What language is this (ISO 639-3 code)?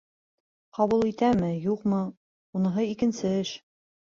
bak